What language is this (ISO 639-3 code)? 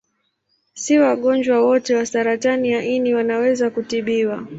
swa